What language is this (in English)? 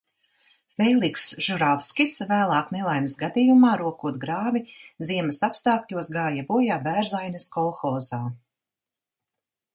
Latvian